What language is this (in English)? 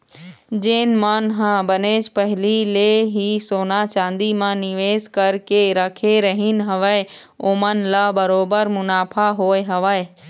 Chhattisgarhi